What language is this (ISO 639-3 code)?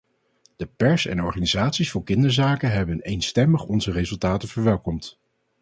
nld